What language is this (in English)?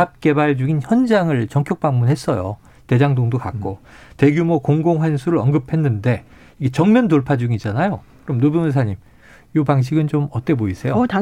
Korean